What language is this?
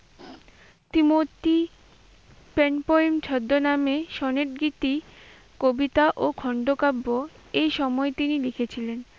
Bangla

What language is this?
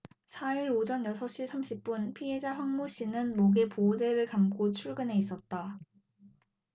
Korean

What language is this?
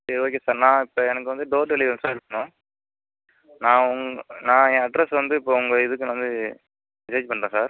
Tamil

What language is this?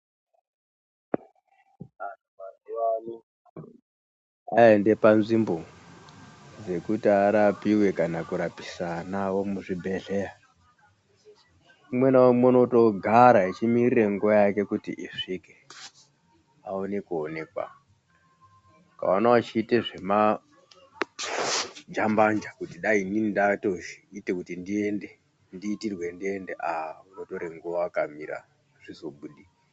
Ndau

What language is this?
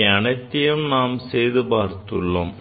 Tamil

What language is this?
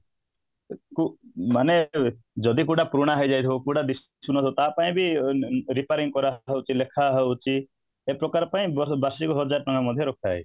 Odia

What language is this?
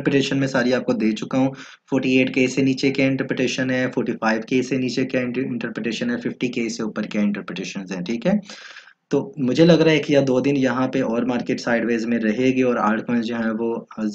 Hindi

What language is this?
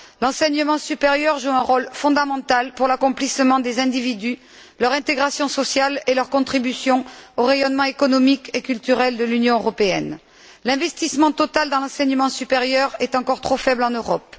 French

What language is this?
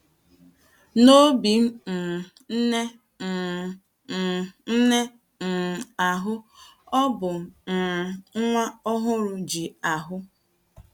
Igbo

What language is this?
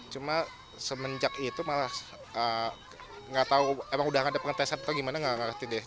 Indonesian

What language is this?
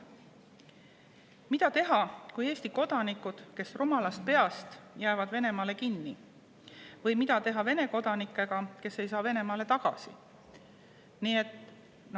Estonian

